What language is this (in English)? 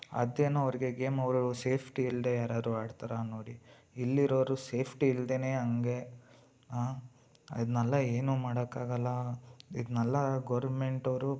Kannada